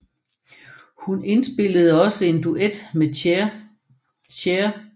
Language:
Danish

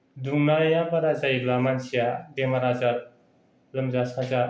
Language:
Bodo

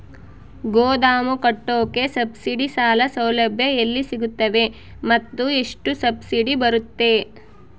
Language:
Kannada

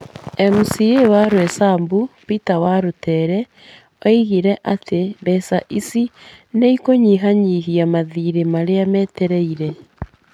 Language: Kikuyu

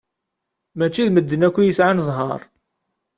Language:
Kabyle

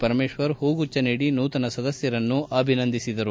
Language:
Kannada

